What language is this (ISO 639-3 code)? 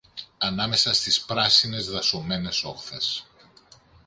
ell